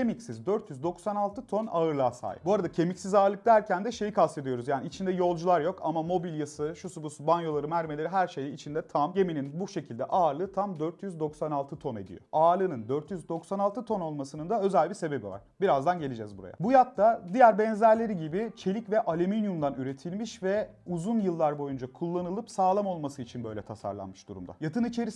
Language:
Turkish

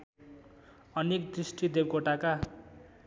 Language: Nepali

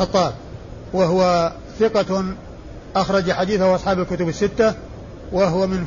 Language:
Arabic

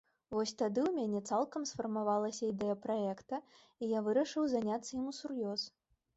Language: Belarusian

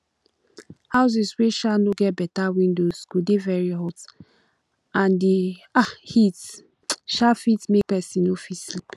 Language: Nigerian Pidgin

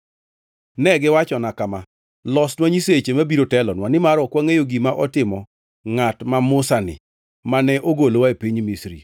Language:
Luo (Kenya and Tanzania)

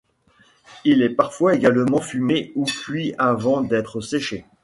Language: French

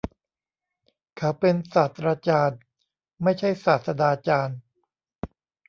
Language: Thai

